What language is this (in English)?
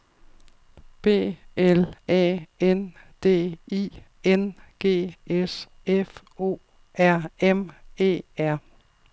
Danish